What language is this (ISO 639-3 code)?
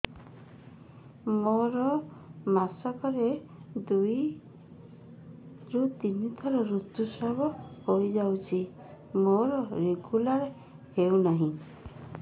ori